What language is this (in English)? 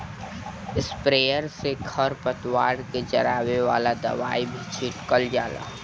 Bhojpuri